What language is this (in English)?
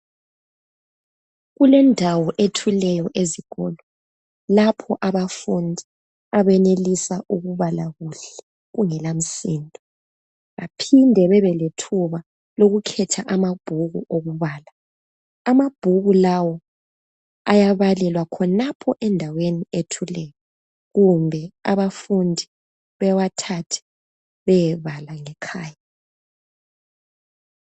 North Ndebele